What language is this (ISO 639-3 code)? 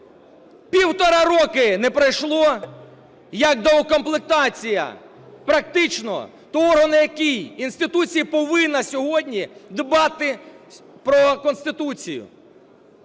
ukr